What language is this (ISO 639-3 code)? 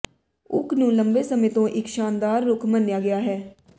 pan